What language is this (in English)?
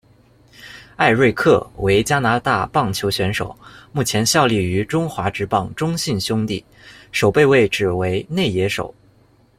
Chinese